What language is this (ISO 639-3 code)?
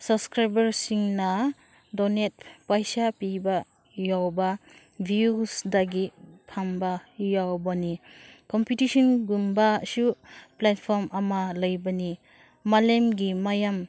mni